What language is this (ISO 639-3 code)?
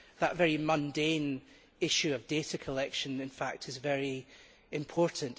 eng